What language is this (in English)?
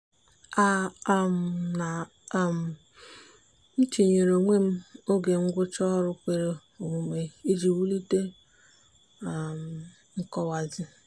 Igbo